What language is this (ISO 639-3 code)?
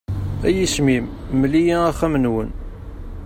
kab